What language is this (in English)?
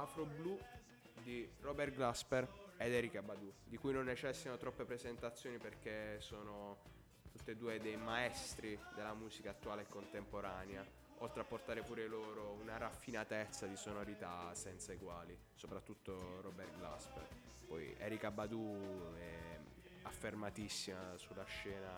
Italian